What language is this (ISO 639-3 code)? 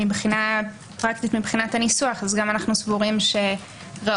heb